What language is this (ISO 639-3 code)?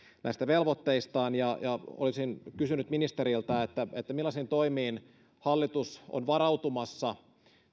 fin